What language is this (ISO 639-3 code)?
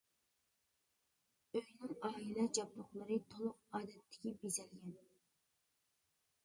uig